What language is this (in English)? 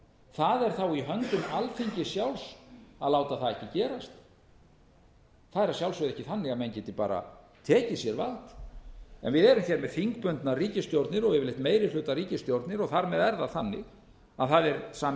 Icelandic